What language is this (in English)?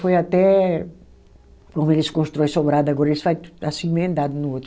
Portuguese